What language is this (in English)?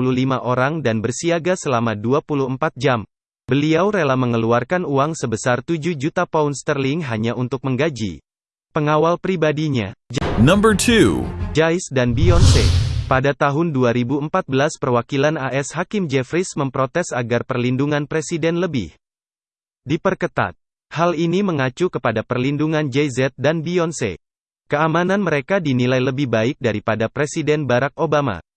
Indonesian